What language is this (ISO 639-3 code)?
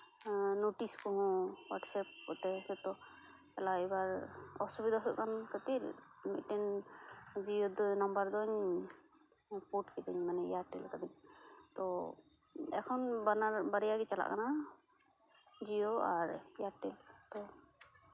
sat